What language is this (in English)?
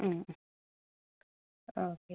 Malayalam